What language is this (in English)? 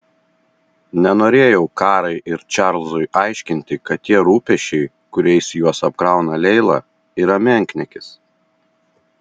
Lithuanian